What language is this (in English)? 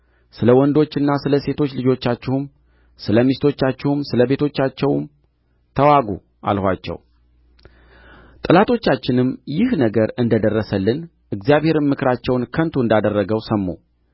Amharic